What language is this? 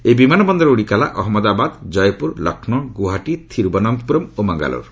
Odia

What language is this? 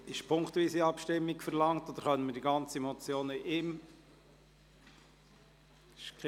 Swiss German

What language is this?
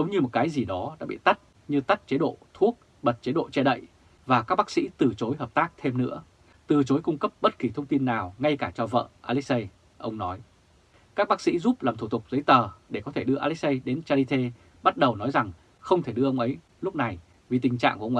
Vietnamese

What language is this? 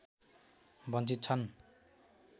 Nepali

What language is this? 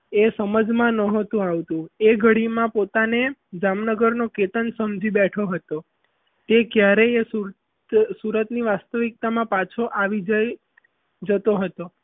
Gujarati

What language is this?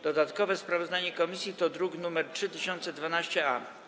Polish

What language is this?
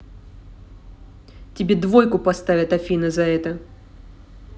Russian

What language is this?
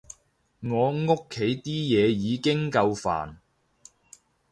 Cantonese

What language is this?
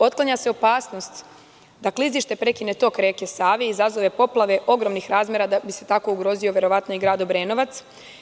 Serbian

